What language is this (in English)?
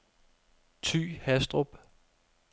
Danish